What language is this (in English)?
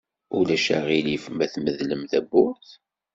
Kabyle